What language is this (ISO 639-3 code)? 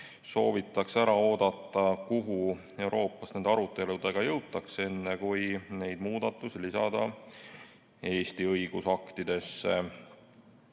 est